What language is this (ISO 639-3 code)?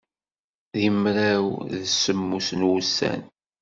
kab